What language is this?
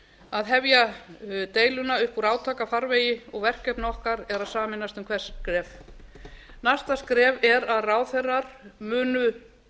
Icelandic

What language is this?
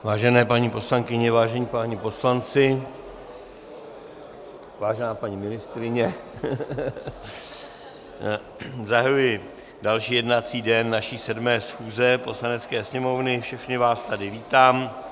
Czech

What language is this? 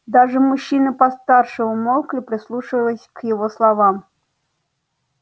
Russian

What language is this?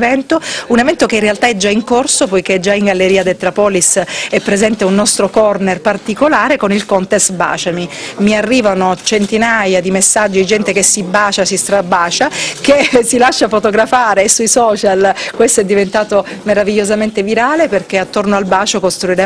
Italian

